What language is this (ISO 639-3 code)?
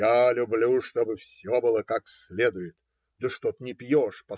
rus